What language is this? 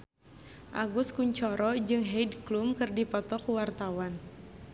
Sundanese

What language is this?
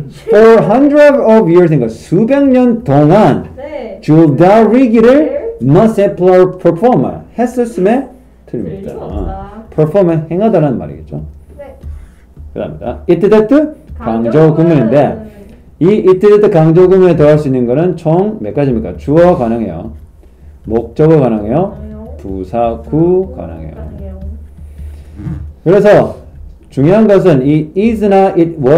Korean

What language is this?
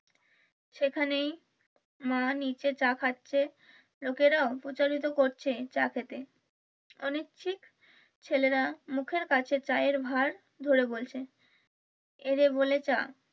Bangla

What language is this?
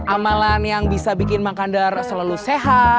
Indonesian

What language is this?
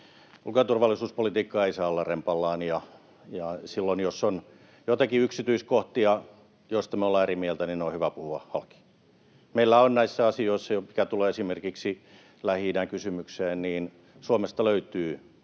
Finnish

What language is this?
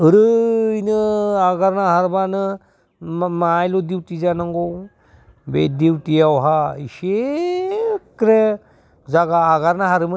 Bodo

